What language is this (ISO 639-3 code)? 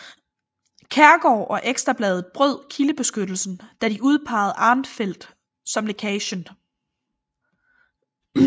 dan